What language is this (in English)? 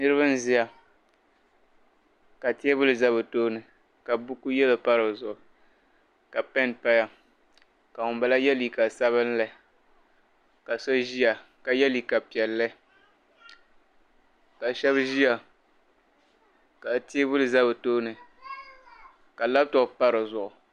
Dagbani